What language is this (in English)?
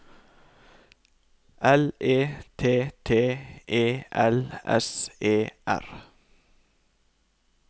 Norwegian